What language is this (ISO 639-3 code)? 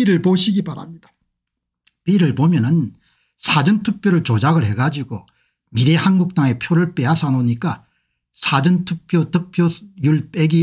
kor